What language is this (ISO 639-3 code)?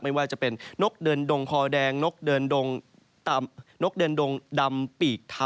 tha